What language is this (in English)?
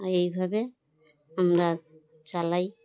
Bangla